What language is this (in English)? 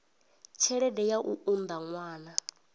Venda